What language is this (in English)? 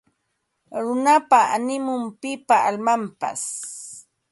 Ambo-Pasco Quechua